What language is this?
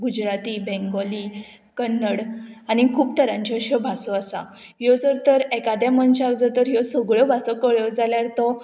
Konkani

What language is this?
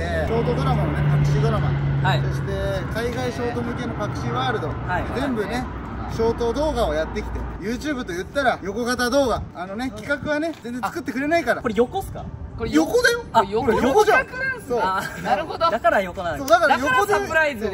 Japanese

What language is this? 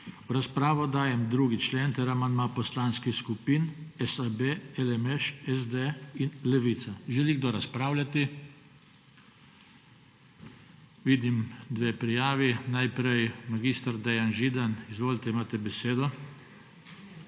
Slovenian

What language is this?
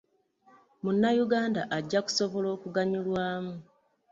Ganda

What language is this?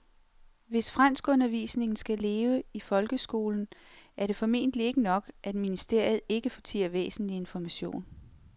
Danish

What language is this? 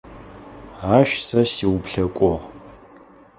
Adyghe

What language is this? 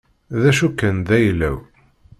Kabyle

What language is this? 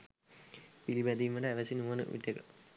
Sinhala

